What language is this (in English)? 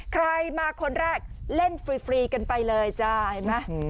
Thai